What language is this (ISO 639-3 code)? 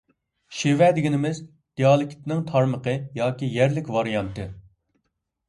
uig